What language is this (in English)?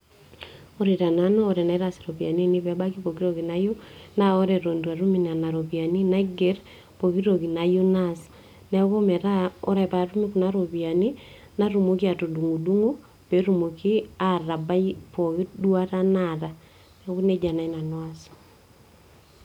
Masai